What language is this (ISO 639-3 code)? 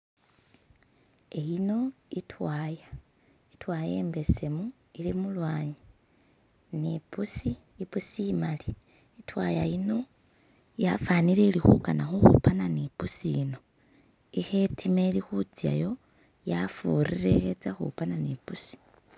myx